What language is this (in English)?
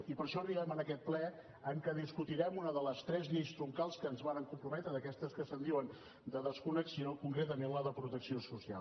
Catalan